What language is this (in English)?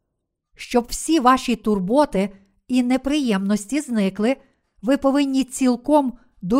Ukrainian